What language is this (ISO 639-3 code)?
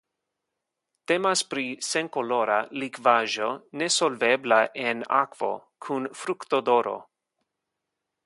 epo